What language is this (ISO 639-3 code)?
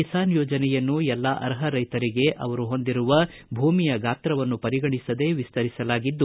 kan